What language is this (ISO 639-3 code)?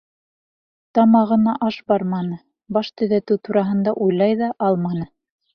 bak